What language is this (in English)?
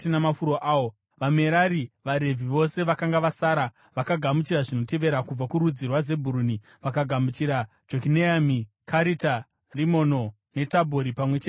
Shona